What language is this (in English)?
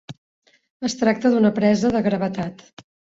Catalan